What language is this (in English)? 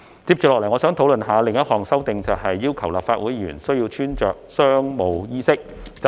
Cantonese